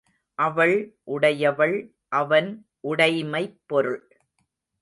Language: Tamil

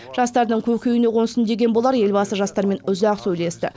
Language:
Kazakh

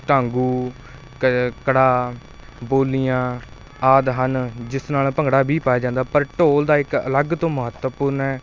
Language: Punjabi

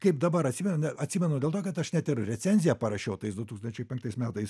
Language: Lithuanian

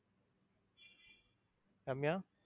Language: Tamil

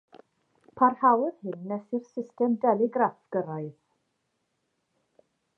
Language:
Welsh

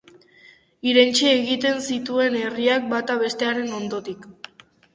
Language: Basque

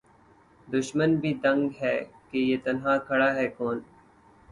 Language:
Urdu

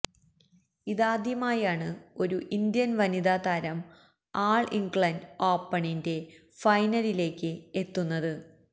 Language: Malayalam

